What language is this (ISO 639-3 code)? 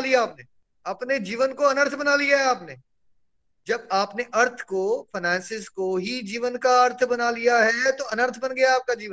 hin